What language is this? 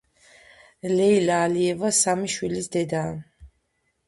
Georgian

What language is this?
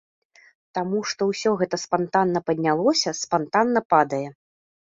Belarusian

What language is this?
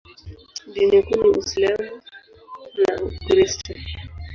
Swahili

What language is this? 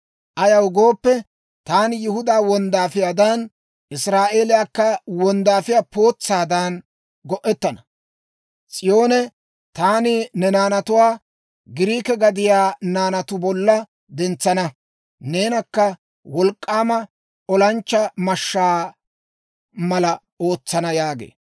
Dawro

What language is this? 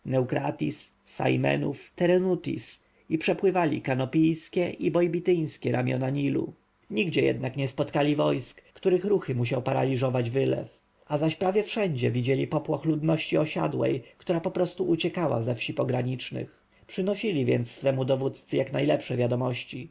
Polish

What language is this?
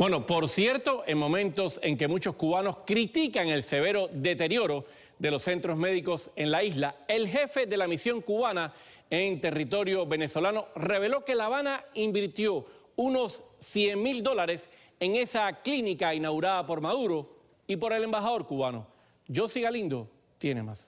Spanish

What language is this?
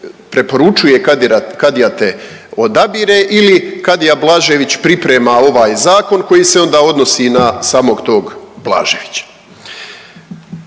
Croatian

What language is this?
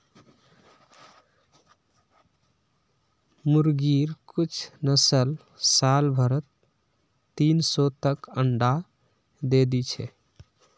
Magahi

